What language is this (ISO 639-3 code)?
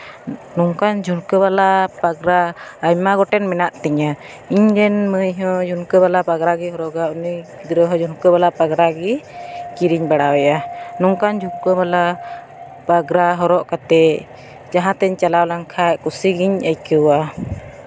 sat